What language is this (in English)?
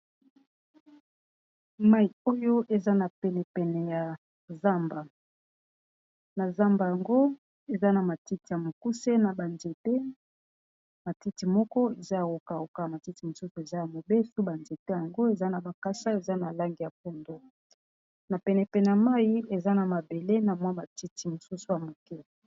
Lingala